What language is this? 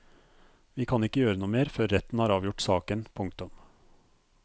Norwegian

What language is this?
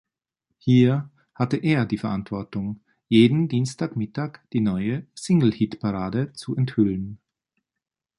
German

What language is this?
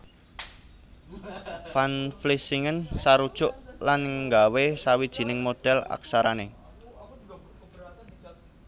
Javanese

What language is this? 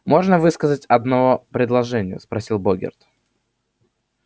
Russian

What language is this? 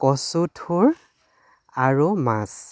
Assamese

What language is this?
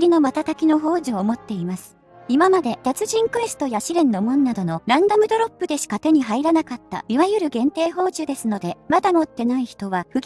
Japanese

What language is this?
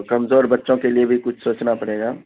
Urdu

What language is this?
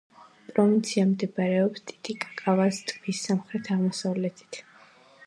Georgian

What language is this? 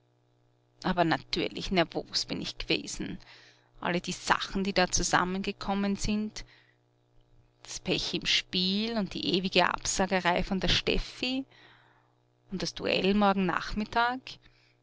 German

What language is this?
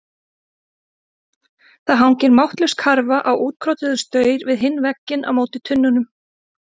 Icelandic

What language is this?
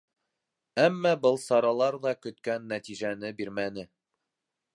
Bashkir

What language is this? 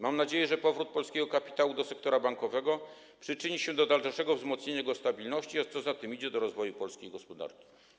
Polish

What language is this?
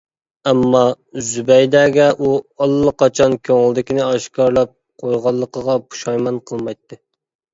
Uyghur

